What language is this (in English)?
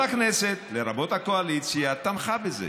Hebrew